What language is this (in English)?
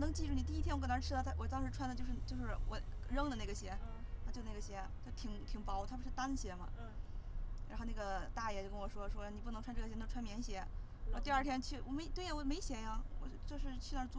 Chinese